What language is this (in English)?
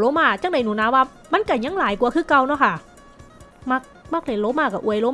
Thai